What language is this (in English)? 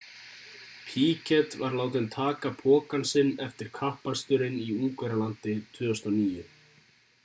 Icelandic